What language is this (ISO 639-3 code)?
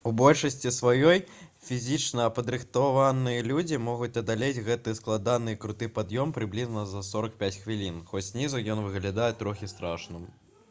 bel